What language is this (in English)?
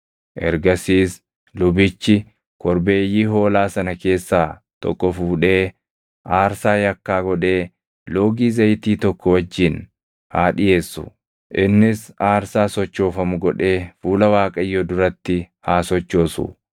Oromo